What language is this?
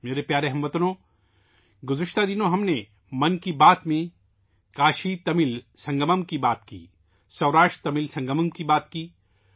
Urdu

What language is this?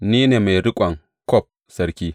Hausa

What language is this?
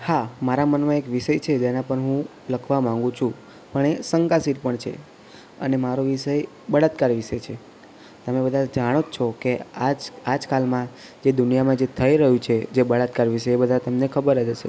Gujarati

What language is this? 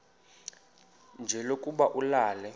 Xhosa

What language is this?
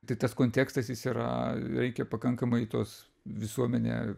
Lithuanian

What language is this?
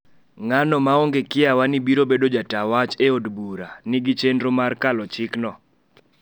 Luo (Kenya and Tanzania)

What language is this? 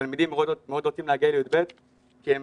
Hebrew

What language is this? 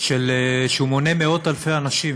Hebrew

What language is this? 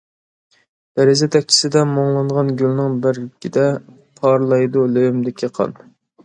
Uyghur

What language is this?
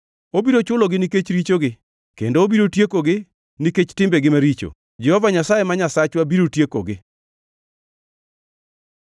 Luo (Kenya and Tanzania)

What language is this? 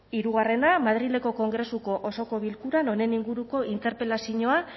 Basque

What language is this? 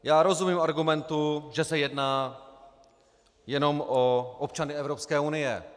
Czech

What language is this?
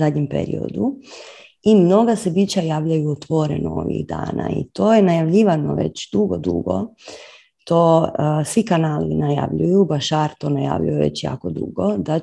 Croatian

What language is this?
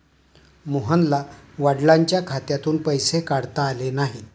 Marathi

